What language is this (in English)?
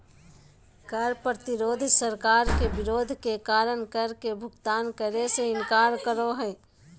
Magahi